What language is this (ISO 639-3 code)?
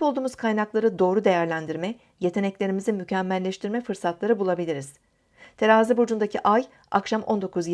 tur